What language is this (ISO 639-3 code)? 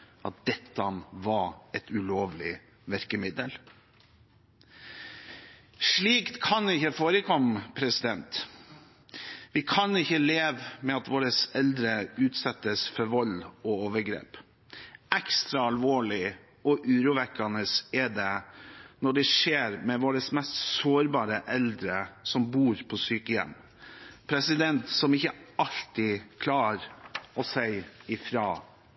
nob